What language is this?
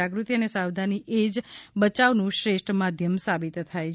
Gujarati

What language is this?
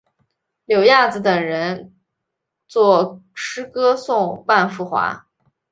Chinese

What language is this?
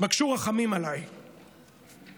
Hebrew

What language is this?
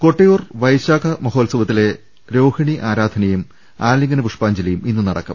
Malayalam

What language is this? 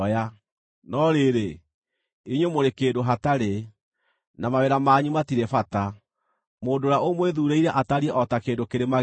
Kikuyu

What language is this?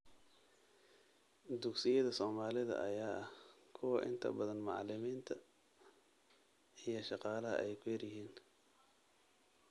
Somali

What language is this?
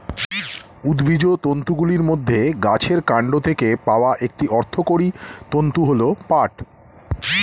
Bangla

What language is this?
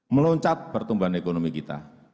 Indonesian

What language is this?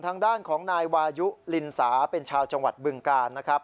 Thai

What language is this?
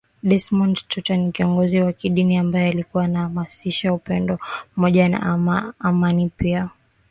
Swahili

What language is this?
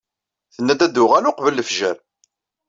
Kabyle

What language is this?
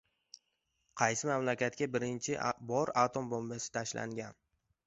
Uzbek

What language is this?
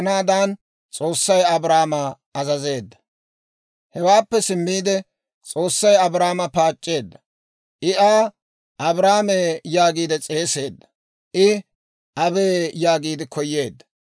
Dawro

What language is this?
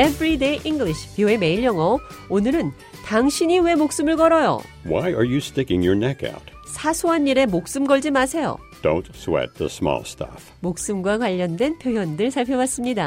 Korean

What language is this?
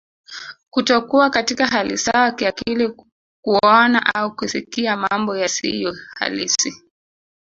Swahili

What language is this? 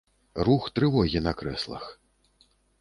Belarusian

